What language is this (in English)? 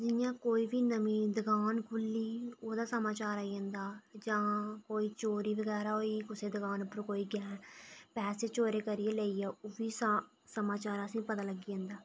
Dogri